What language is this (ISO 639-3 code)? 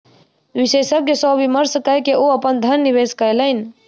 mai